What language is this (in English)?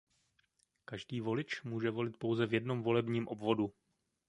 Czech